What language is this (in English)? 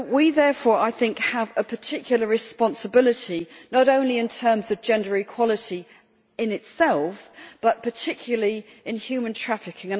English